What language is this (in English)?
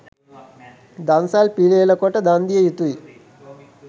Sinhala